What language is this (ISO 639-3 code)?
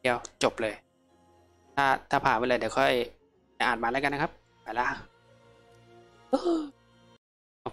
tha